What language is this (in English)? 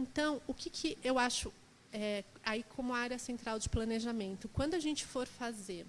Portuguese